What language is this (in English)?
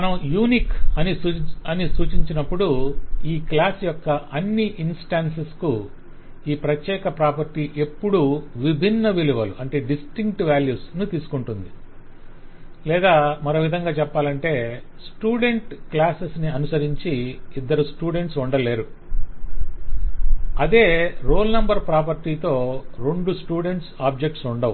Telugu